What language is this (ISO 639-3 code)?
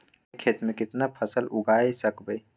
mag